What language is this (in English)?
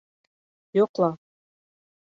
Bashkir